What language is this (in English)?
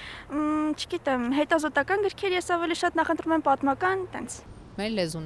Romanian